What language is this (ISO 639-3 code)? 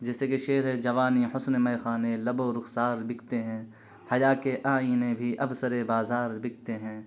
urd